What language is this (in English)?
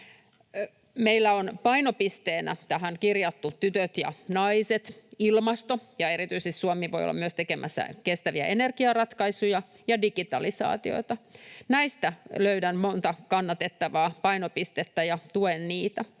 Finnish